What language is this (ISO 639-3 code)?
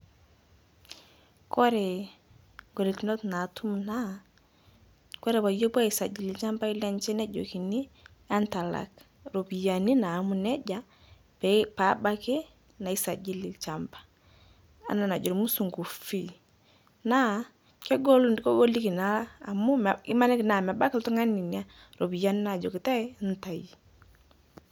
mas